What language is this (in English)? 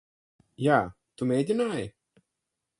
Latvian